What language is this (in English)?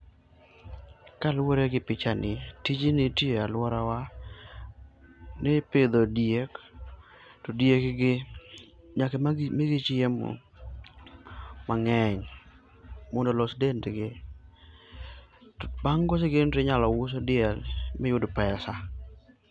Luo (Kenya and Tanzania)